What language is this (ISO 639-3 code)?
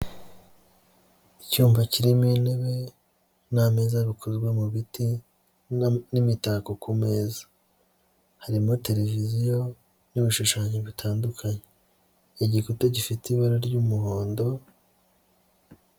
kin